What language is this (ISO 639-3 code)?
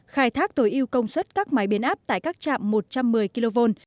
vie